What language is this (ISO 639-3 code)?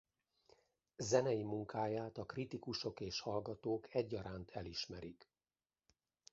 hun